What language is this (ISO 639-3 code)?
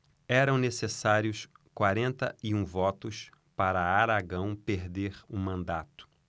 por